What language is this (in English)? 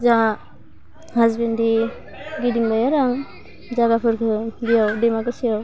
Bodo